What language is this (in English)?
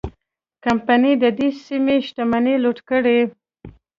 Pashto